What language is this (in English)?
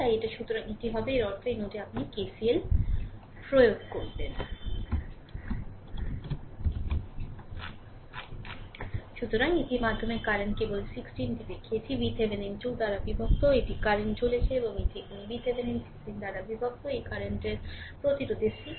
Bangla